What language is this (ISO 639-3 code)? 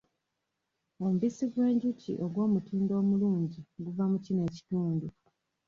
lug